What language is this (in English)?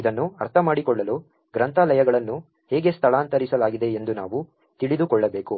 Kannada